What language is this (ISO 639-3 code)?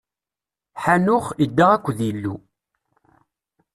kab